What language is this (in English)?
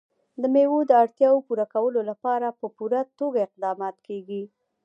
Pashto